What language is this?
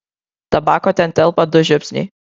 Lithuanian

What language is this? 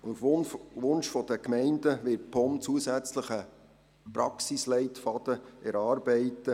Swiss German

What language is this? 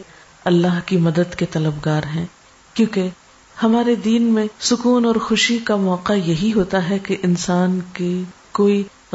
Urdu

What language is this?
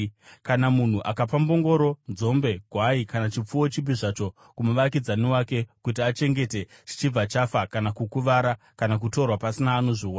Shona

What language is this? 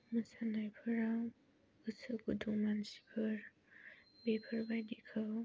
Bodo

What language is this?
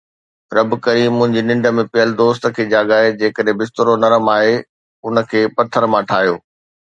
Sindhi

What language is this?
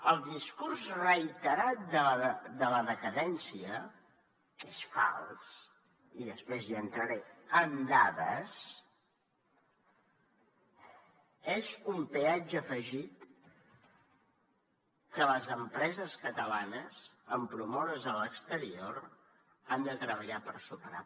Catalan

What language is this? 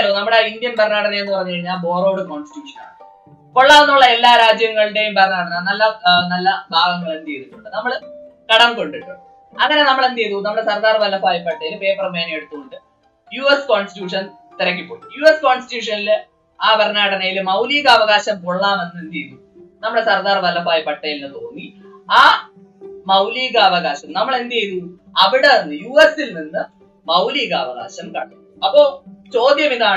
Malayalam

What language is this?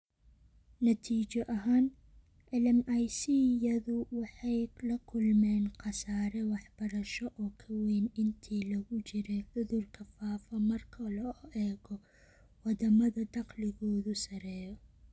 Somali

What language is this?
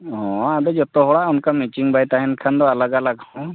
Santali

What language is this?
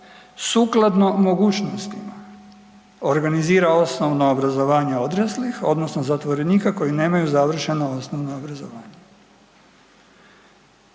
Croatian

